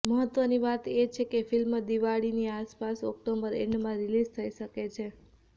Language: Gujarati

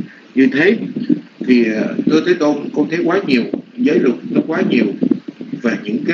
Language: Vietnamese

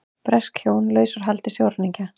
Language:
Icelandic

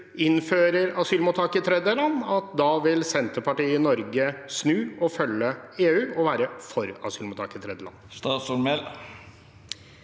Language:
Norwegian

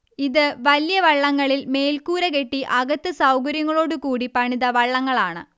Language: Malayalam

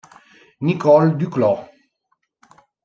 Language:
Italian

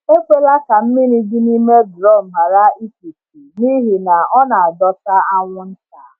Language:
Igbo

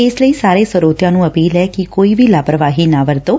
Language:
Punjabi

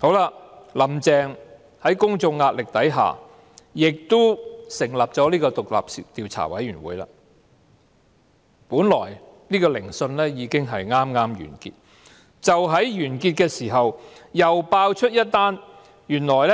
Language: Cantonese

